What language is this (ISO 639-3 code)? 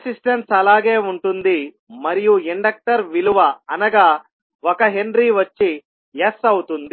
tel